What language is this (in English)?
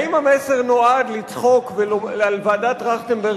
Hebrew